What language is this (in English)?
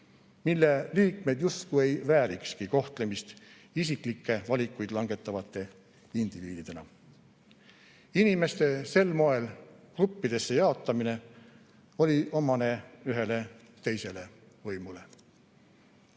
Estonian